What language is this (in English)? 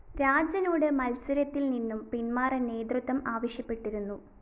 Malayalam